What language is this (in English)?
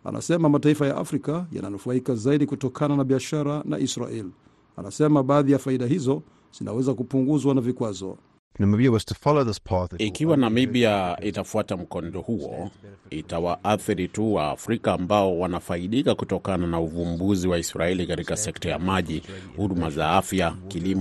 Swahili